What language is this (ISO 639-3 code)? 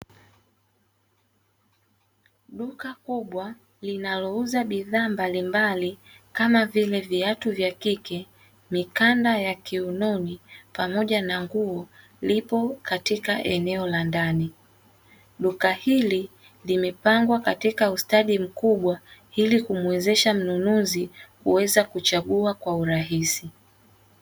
swa